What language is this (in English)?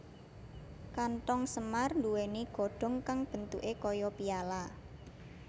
Javanese